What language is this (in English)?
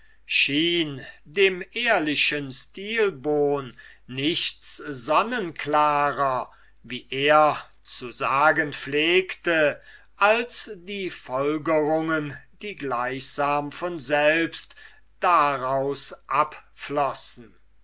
German